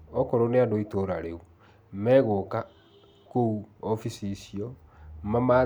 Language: Kikuyu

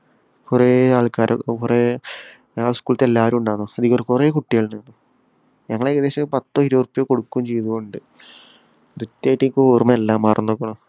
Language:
Malayalam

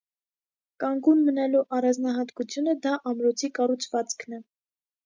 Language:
Armenian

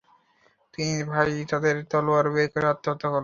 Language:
Bangla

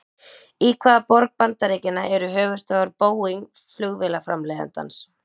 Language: Icelandic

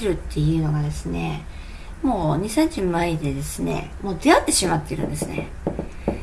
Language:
Japanese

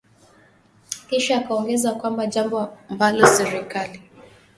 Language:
Swahili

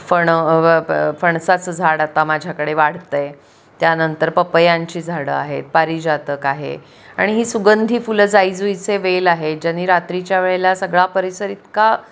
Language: Marathi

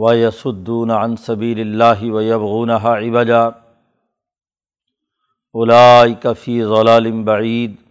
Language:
Urdu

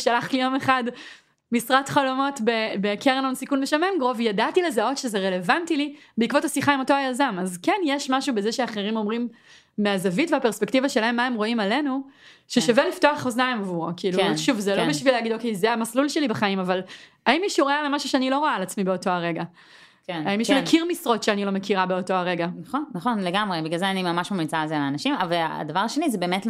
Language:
Hebrew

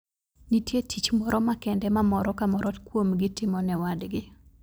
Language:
Luo (Kenya and Tanzania)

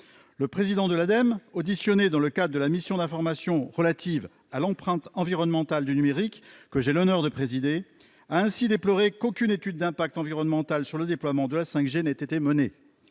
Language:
French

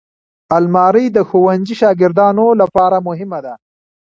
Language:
Pashto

